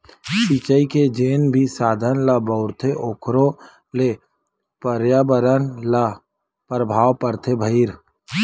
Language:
Chhattisgarhi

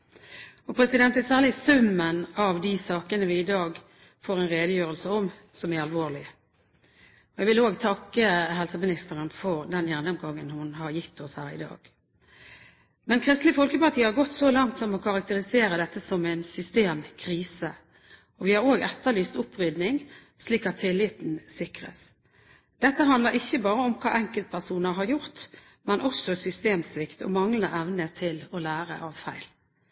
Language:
Norwegian Bokmål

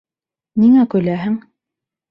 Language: Bashkir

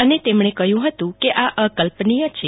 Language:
Gujarati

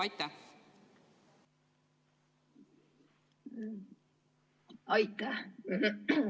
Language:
Estonian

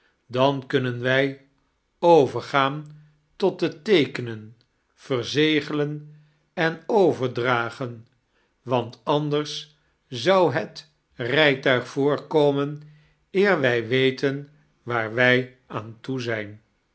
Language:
Dutch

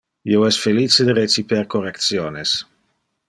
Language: Interlingua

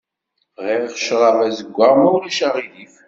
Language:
Kabyle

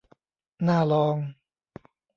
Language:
Thai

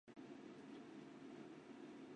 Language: Chinese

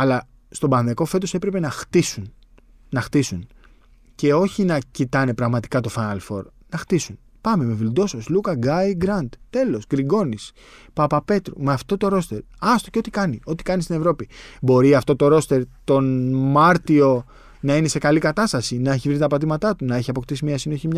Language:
Greek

